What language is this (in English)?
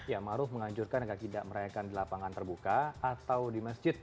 Indonesian